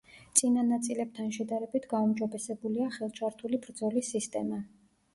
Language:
Georgian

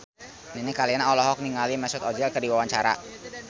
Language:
Sundanese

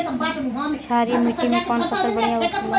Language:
Bhojpuri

